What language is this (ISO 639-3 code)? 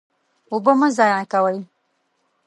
pus